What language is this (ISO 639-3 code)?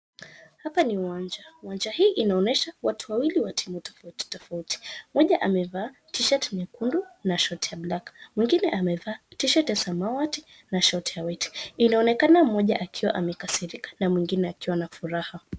swa